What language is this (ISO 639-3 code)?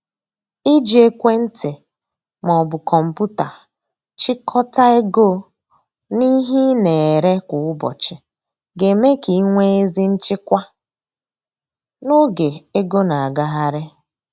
ibo